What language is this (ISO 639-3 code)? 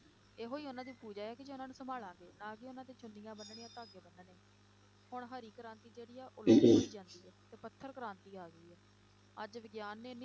pan